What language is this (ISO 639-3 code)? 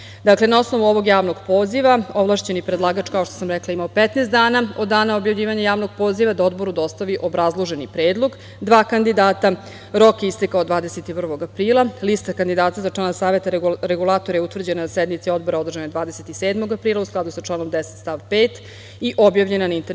srp